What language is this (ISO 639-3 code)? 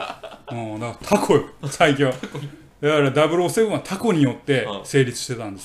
jpn